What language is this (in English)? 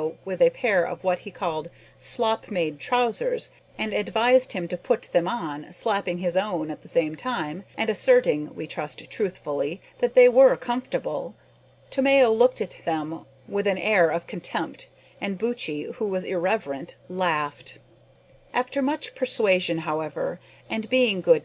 English